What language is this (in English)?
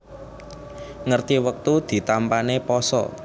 Javanese